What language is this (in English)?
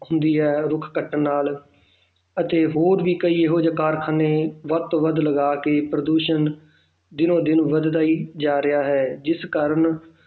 Punjabi